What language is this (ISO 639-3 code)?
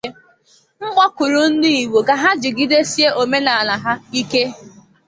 ibo